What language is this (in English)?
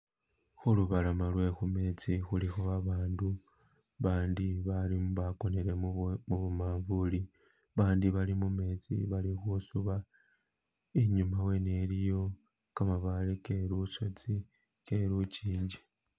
Masaaba